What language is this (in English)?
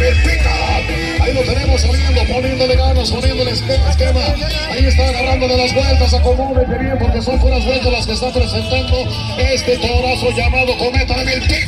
Spanish